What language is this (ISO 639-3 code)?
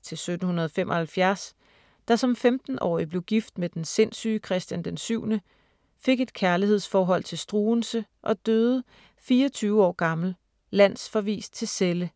dan